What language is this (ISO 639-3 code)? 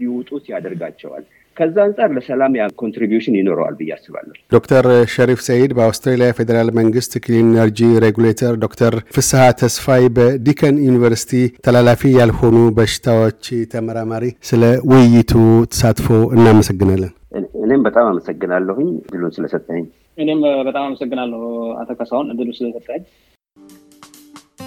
amh